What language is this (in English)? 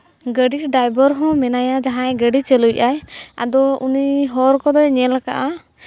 Santali